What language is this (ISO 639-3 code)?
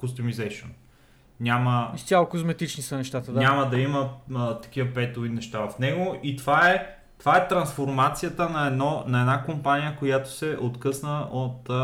bul